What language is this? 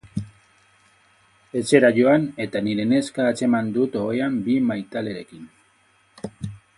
Basque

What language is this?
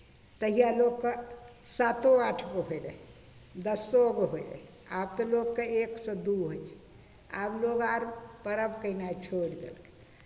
Maithili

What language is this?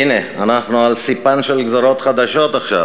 Hebrew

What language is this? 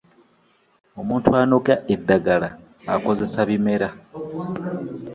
Ganda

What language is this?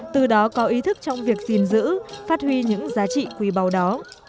Vietnamese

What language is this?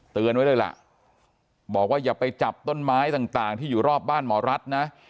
Thai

